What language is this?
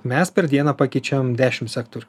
Lithuanian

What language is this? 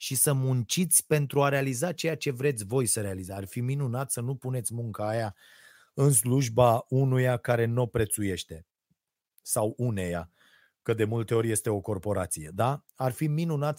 Romanian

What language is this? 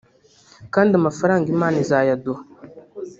Kinyarwanda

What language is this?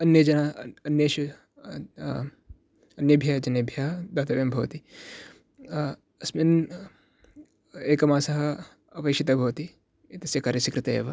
Sanskrit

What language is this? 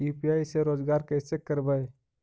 Magahi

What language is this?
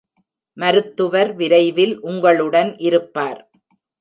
Tamil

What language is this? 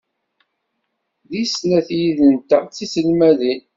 Kabyle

